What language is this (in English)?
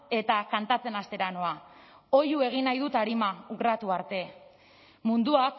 Basque